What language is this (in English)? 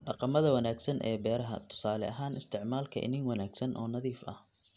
Somali